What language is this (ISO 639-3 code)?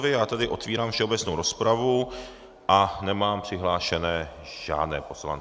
ces